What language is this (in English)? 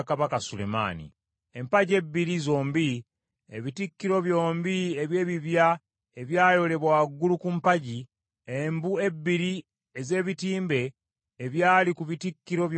Ganda